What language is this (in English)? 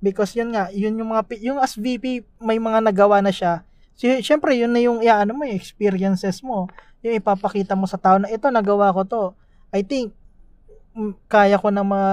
Filipino